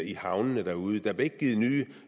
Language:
Danish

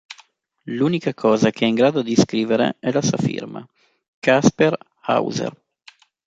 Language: Italian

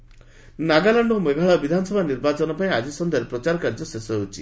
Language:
Odia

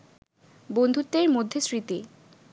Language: Bangla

